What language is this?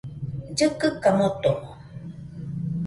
Nüpode Huitoto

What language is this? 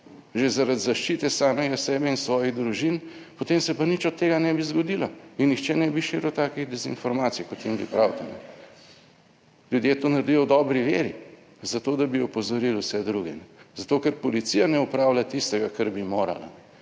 Slovenian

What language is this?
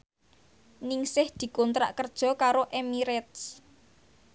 Javanese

